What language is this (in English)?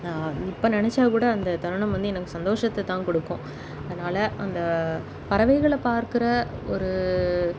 Tamil